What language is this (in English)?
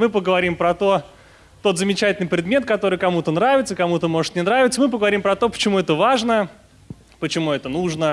Russian